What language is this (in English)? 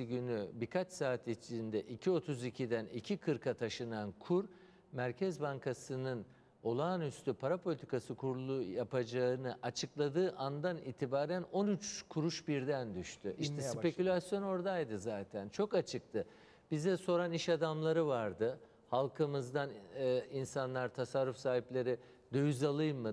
Turkish